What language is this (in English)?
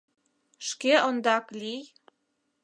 Mari